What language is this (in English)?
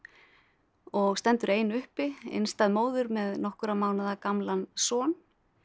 Icelandic